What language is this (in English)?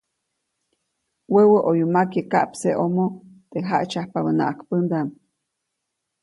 Copainalá Zoque